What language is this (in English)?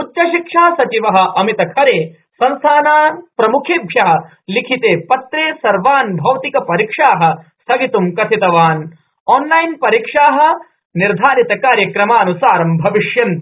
Sanskrit